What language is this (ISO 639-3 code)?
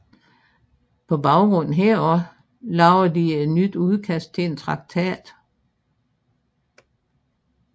dan